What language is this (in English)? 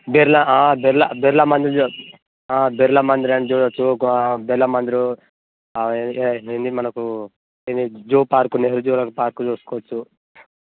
Telugu